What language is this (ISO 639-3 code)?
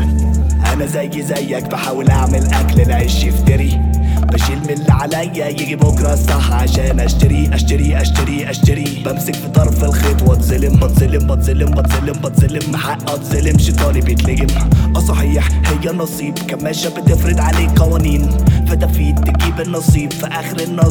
ara